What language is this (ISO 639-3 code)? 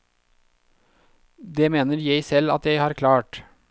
nor